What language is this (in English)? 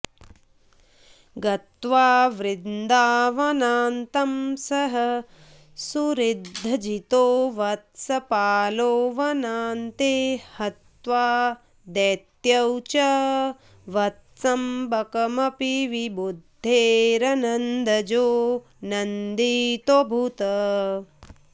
Sanskrit